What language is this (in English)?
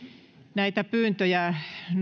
Finnish